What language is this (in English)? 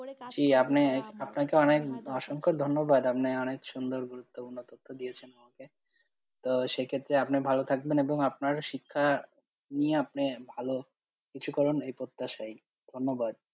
Bangla